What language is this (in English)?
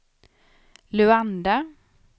Swedish